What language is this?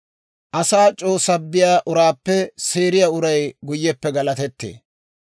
Dawro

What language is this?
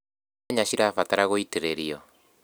Kikuyu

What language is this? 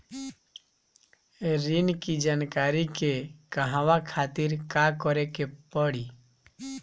Bhojpuri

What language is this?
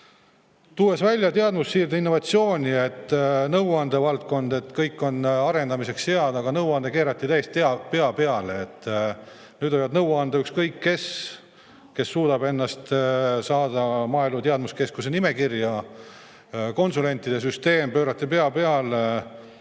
Estonian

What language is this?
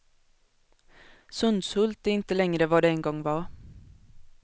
Swedish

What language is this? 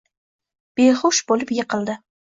Uzbek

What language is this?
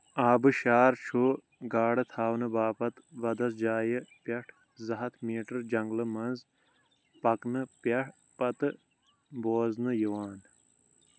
Kashmiri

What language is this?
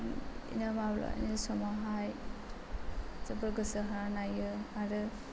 Bodo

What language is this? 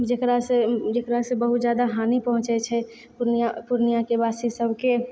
Maithili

